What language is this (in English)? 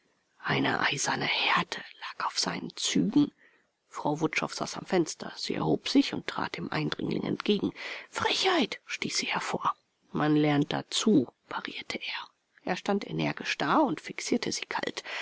German